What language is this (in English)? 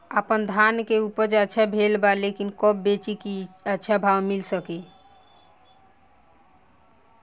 Bhojpuri